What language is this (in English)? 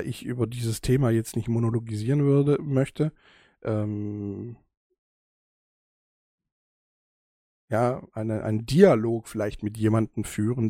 German